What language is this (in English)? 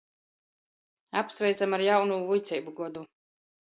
Latgalian